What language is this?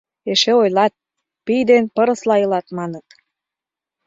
Mari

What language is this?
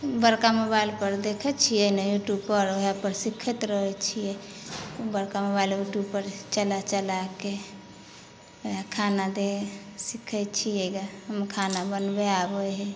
Maithili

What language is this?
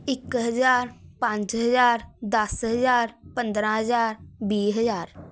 Punjabi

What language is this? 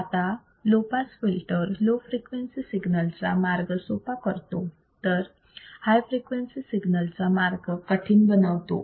Marathi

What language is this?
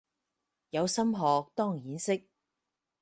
Cantonese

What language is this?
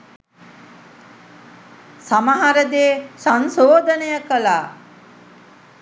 Sinhala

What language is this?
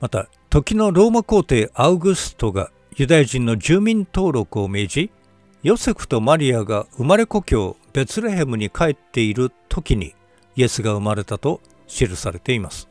Japanese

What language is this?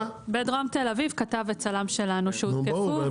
Hebrew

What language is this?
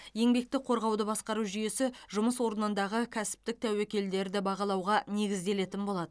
Kazakh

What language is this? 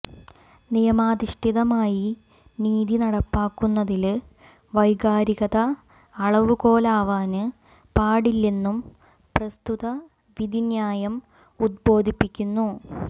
Malayalam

